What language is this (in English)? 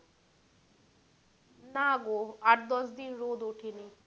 Bangla